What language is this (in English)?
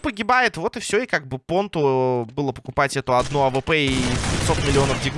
Russian